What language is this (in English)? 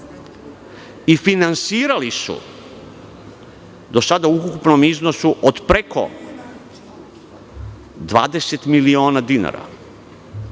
Serbian